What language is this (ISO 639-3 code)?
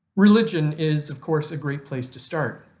eng